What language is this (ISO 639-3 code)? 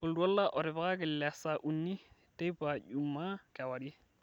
mas